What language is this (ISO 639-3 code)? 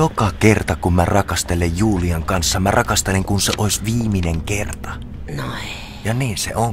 fin